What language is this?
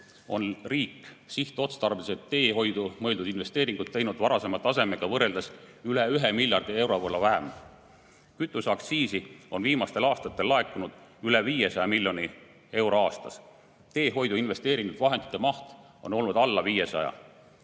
Estonian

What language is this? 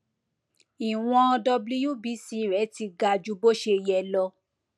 Yoruba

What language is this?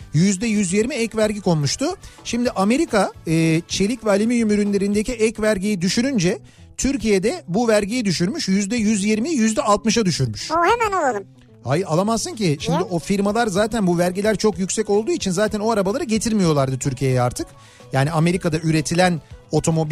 Turkish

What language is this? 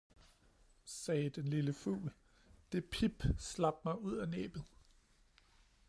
Danish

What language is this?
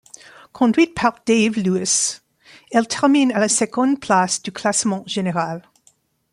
French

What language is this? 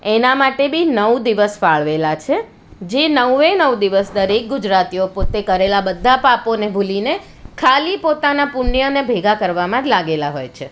Gujarati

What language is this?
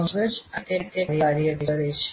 Gujarati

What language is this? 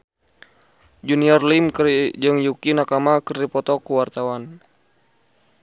Sundanese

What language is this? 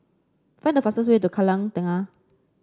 English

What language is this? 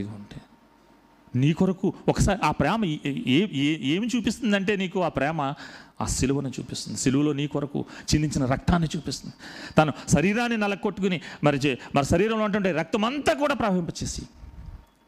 Telugu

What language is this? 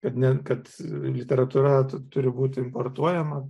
Lithuanian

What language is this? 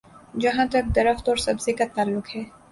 Urdu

